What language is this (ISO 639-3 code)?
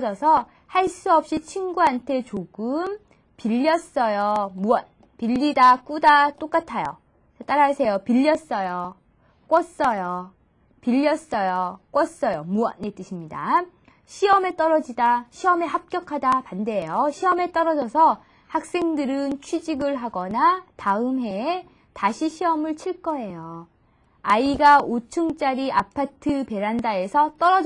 kor